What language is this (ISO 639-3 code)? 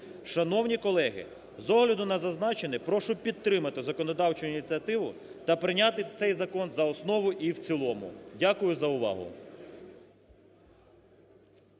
ukr